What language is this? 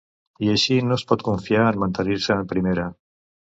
Catalan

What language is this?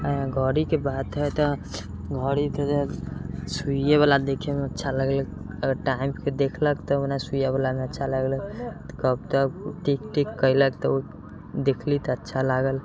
Maithili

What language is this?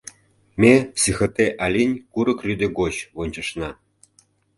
Mari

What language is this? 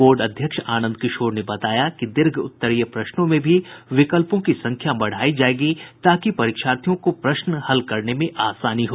Hindi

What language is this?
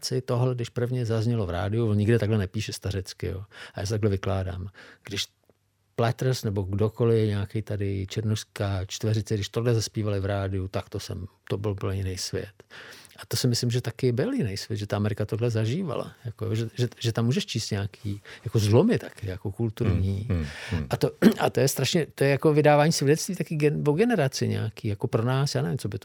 Czech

